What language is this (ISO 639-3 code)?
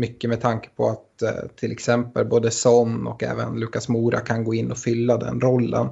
swe